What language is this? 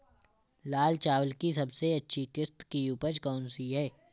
Hindi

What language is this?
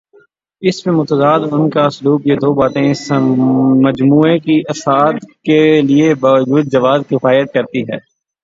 Urdu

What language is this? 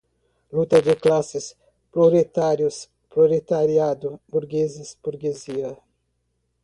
Portuguese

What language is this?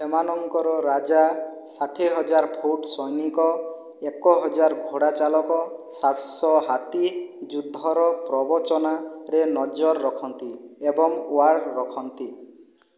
Odia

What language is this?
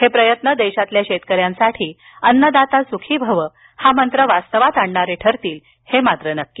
Marathi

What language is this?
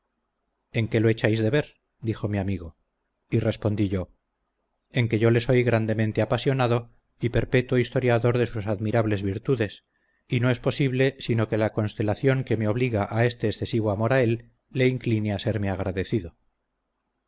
Spanish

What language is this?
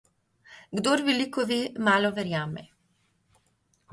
Slovenian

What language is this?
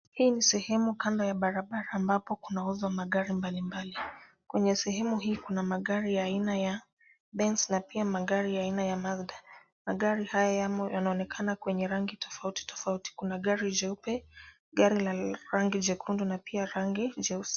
Swahili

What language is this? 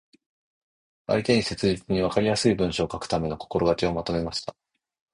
Japanese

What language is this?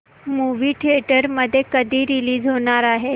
Marathi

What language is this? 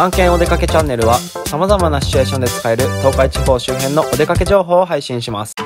Japanese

